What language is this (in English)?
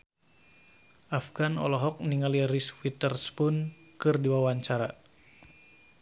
Sundanese